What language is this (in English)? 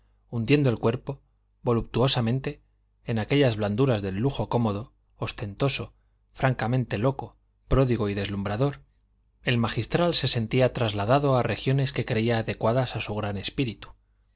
Spanish